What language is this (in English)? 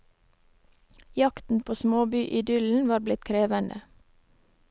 Norwegian